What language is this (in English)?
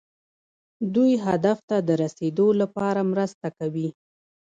Pashto